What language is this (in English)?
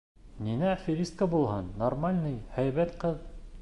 Bashkir